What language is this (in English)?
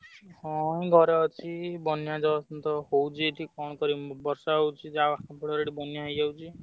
Odia